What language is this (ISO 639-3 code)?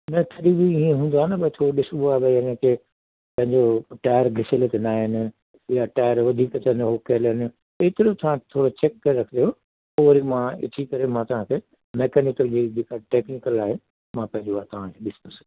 snd